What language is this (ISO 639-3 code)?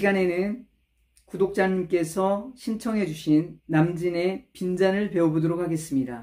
kor